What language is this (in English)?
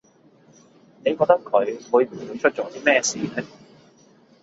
Cantonese